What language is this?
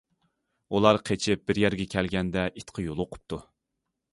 Uyghur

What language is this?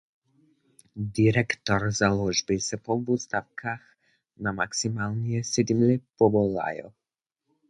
Lower Sorbian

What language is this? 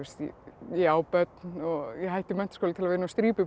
Icelandic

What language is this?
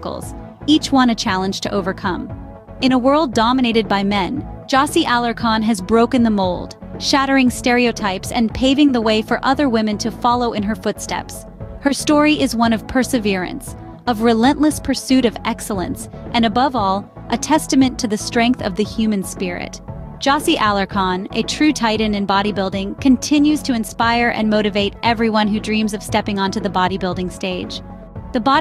English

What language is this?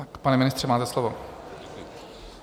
Czech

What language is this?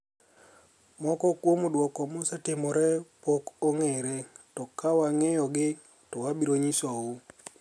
Luo (Kenya and Tanzania)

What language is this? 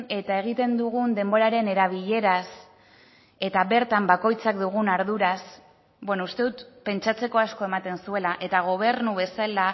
Basque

